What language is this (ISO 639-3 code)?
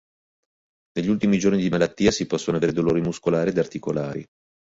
ita